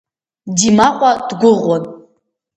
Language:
Abkhazian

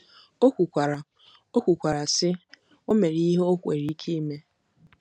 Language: Igbo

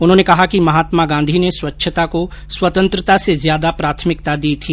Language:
Hindi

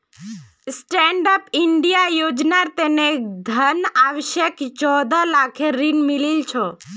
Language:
Magahi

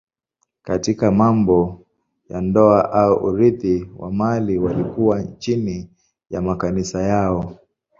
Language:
Swahili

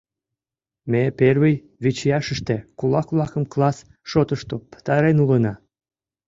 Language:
Mari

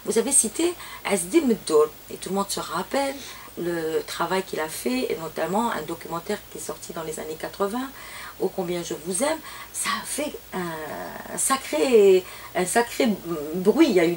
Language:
French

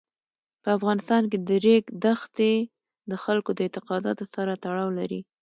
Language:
Pashto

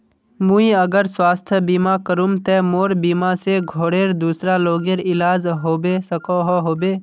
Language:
Magahi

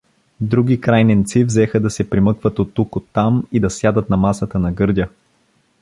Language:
Bulgarian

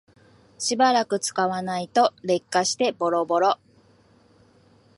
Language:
Japanese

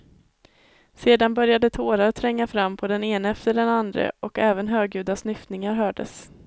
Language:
Swedish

